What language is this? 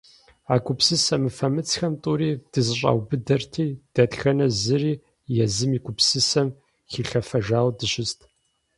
Kabardian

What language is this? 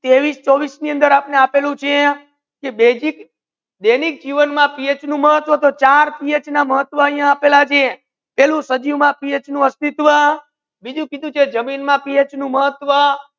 Gujarati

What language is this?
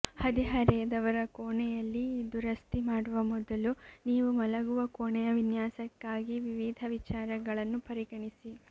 Kannada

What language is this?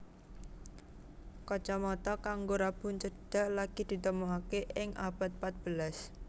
Javanese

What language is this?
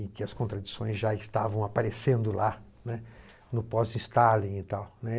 Portuguese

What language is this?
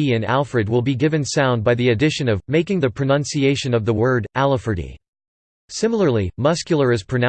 English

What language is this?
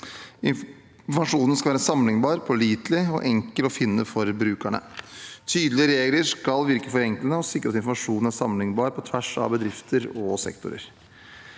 Norwegian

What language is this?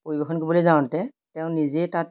Assamese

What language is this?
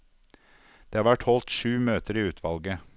Norwegian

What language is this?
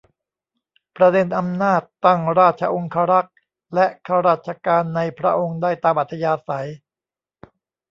Thai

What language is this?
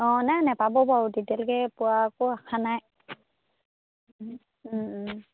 Assamese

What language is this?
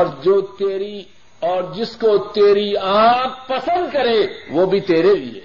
Urdu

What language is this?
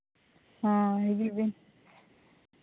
Santali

